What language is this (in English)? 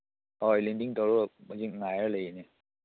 Manipuri